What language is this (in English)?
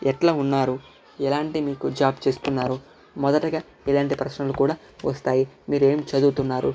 Telugu